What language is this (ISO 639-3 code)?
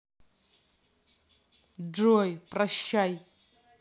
rus